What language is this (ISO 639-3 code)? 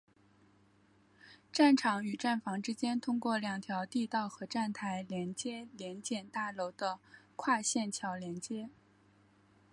zho